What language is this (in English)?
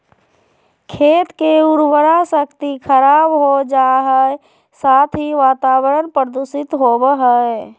Magahi